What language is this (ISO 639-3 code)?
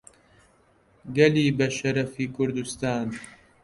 ckb